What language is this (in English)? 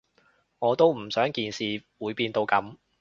Cantonese